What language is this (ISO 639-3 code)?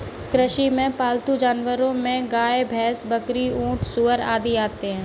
hin